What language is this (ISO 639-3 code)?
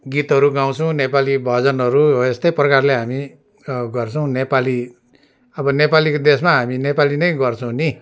nep